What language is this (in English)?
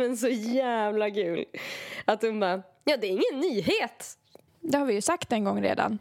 Swedish